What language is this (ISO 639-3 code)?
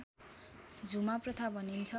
nep